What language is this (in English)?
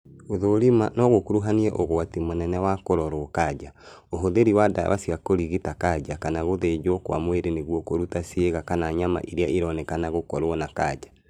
Kikuyu